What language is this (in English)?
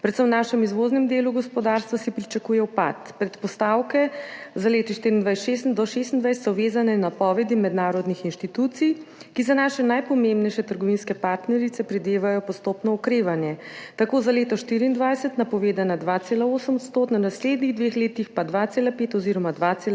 Slovenian